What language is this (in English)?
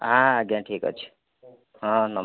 Odia